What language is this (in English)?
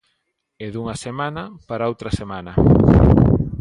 Galician